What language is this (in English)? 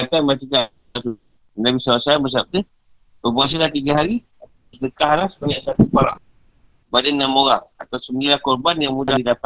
Malay